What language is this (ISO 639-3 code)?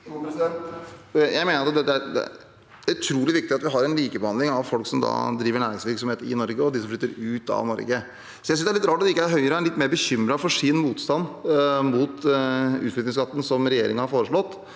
nor